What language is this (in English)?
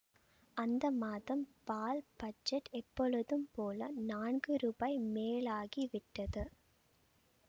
Tamil